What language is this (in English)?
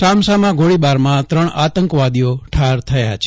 Gujarati